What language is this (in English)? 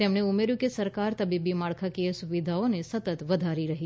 Gujarati